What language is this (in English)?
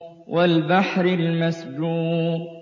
Arabic